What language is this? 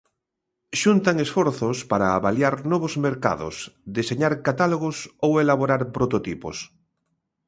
Galician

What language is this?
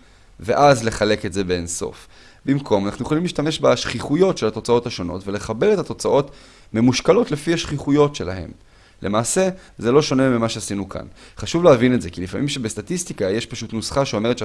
Hebrew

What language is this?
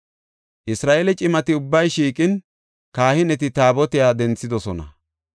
Gofa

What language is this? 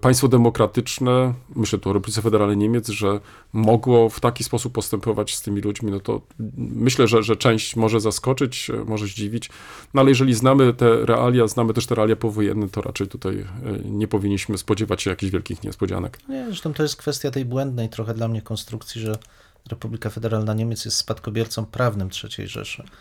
Polish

